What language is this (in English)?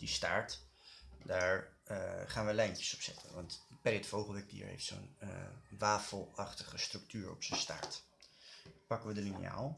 Dutch